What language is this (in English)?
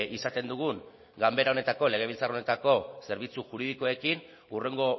Basque